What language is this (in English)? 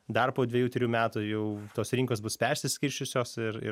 Lithuanian